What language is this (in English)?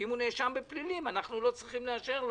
Hebrew